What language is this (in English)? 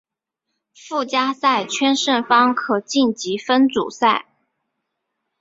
Chinese